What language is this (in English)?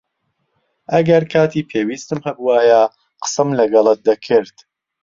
Central Kurdish